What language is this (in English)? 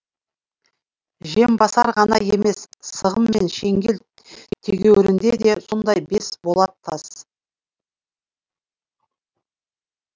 Kazakh